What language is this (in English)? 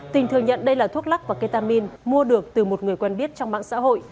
Vietnamese